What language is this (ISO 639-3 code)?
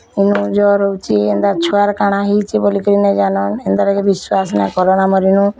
ori